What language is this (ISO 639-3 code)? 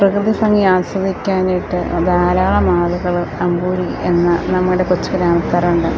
mal